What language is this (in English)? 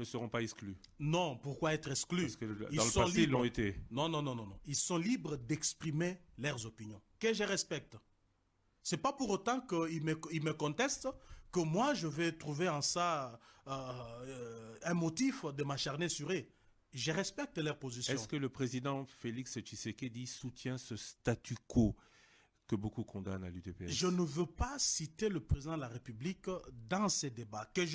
French